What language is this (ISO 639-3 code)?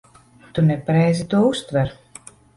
lav